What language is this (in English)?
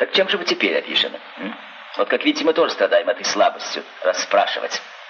Russian